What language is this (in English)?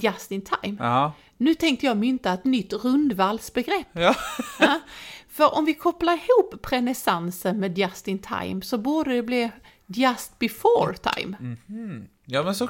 Swedish